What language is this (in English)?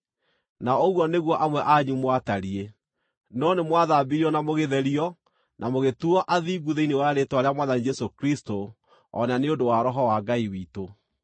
Kikuyu